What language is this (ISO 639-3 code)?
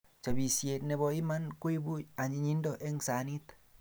kln